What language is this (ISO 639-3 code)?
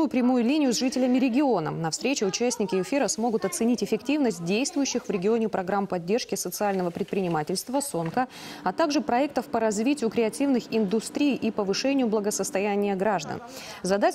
rus